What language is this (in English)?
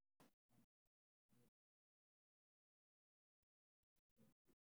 Somali